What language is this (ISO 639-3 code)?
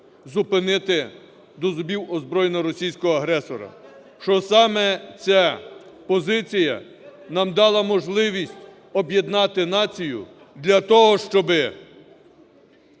ukr